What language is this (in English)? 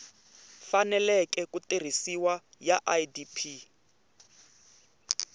Tsonga